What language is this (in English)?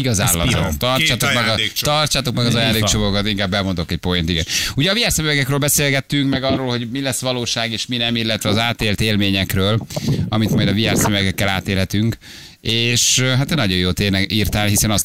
Hungarian